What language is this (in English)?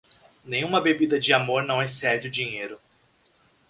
Portuguese